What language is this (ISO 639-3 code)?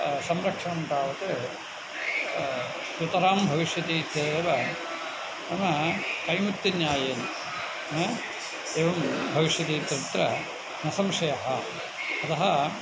san